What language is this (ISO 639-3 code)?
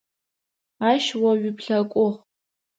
ady